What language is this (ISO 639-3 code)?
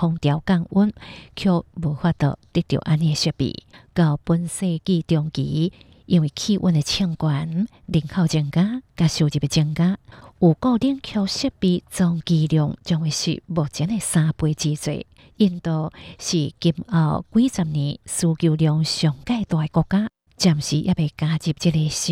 zho